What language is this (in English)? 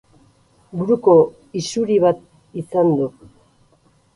Basque